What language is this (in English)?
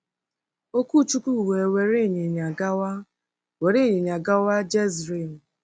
Igbo